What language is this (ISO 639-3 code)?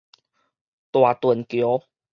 nan